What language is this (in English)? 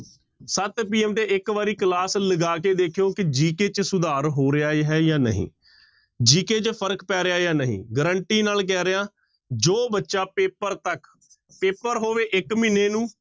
Punjabi